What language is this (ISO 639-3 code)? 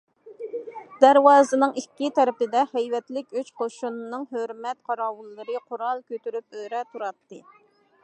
uig